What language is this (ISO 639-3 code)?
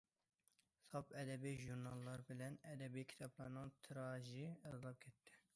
uig